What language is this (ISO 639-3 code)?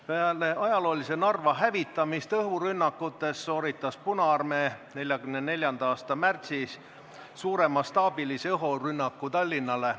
est